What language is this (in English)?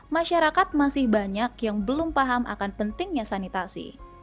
Indonesian